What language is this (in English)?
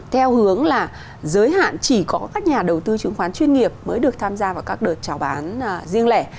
Vietnamese